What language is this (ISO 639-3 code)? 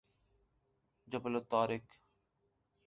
urd